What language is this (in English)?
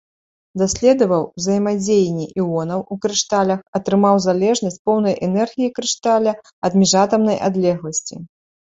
Belarusian